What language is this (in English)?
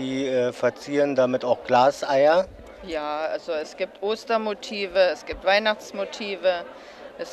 German